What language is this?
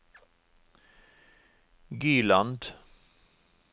Norwegian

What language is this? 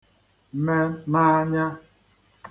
Igbo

